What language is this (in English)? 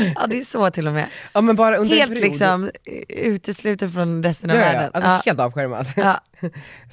Swedish